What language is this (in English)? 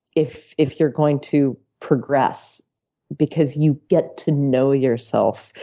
English